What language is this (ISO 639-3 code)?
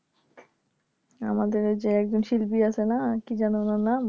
ben